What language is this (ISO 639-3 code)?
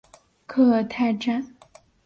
zho